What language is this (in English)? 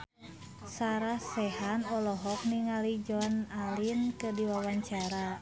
Sundanese